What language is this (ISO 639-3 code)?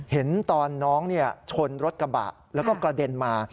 tha